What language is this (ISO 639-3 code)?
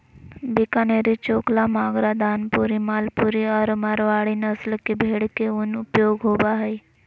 mag